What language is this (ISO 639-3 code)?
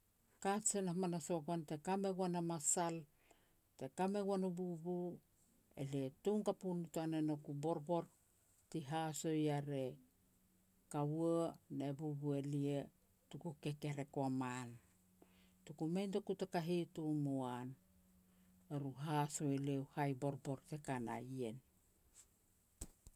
pex